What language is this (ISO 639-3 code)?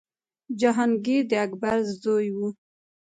pus